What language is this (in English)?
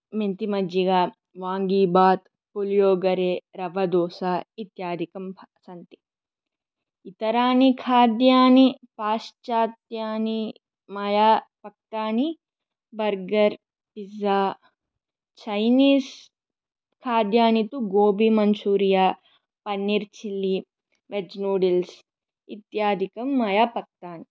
Sanskrit